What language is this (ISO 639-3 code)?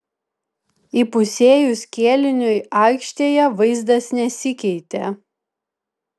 lit